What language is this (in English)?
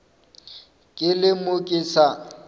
Northern Sotho